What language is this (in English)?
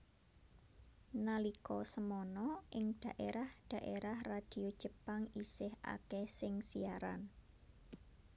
Javanese